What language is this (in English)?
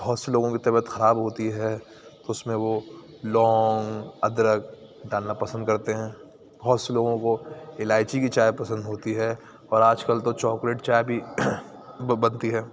Urdu